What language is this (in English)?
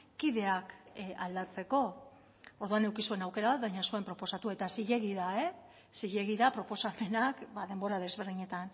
Basque